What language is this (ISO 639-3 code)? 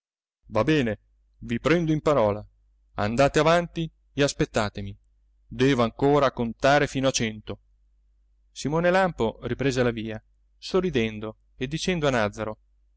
ita